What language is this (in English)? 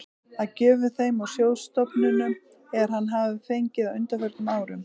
Icelandic